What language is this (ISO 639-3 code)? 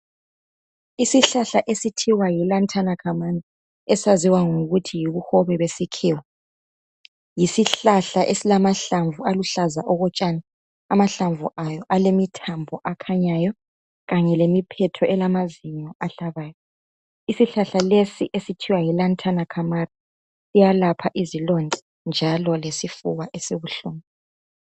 nde